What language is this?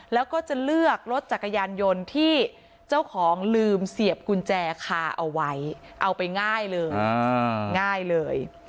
Thai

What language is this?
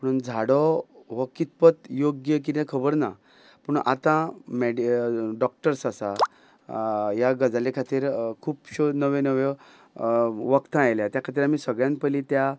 Konkani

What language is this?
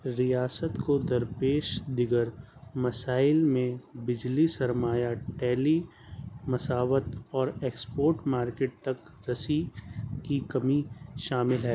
Urdu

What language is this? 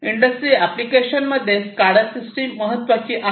Marathi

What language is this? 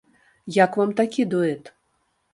Belarusian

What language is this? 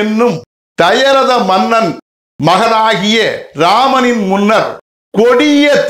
Tamil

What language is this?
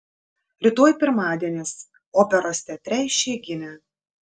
Lithuanian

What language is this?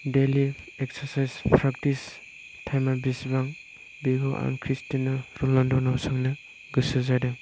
Bodo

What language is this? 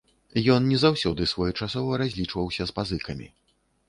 Belarusian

